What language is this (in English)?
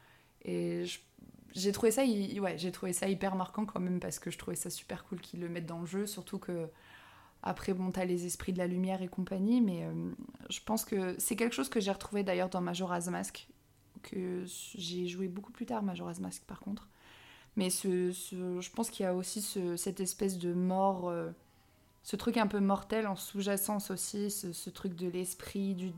French